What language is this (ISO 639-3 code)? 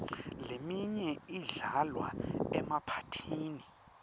ssw